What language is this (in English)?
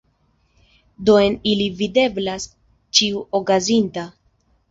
Esperanto